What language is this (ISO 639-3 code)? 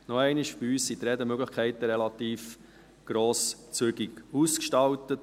gsw